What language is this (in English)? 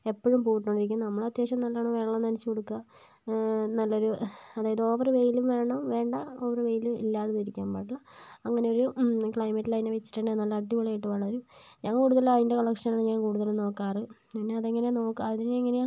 Malayalam